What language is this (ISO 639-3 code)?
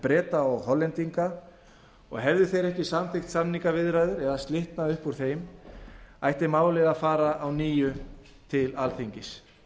isl